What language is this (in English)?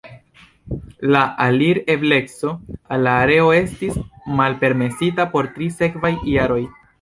Esperanto